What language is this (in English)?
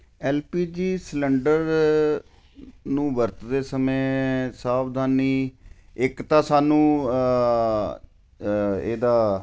Punjabi